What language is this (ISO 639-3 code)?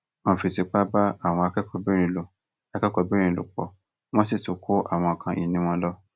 yor